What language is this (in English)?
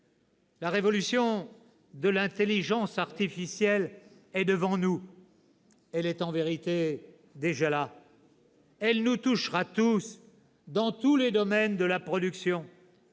French